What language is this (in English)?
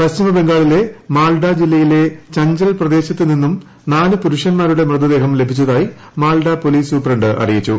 Malayalam